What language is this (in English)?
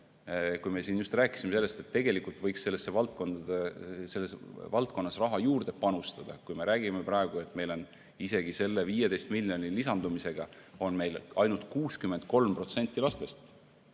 Estonian